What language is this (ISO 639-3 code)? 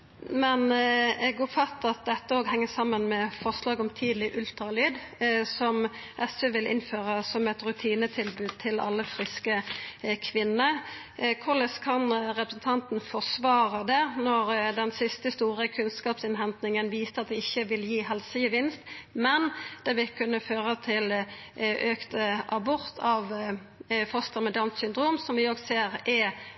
nno